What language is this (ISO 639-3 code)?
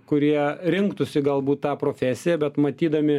lit